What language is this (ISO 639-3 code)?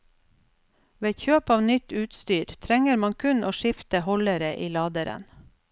nor